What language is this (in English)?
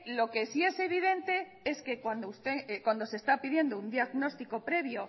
Spanish